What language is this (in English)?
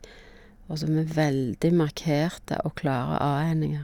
Norwegian